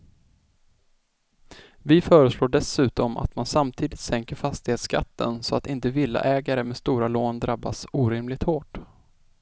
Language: Swedish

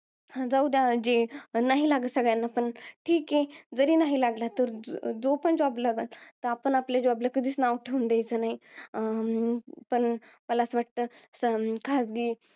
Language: Marathi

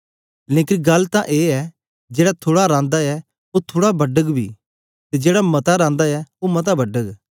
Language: Dogri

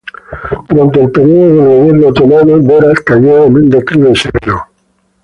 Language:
Spanish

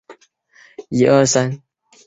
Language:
Chinese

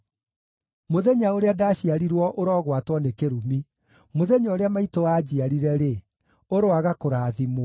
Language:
Kikuyu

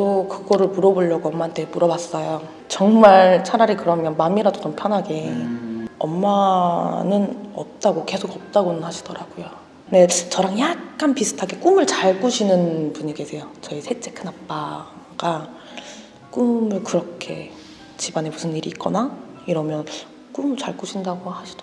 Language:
Korean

